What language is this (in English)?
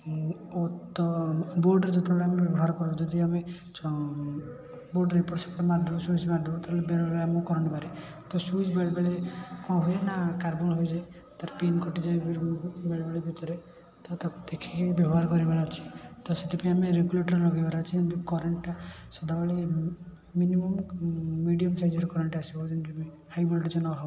Odia